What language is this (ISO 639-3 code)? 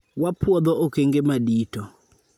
luo